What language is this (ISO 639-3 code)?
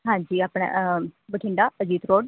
pan